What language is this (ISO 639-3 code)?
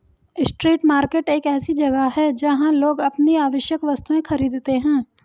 hin